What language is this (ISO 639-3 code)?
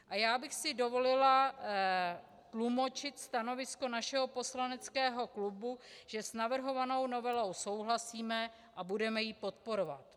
ces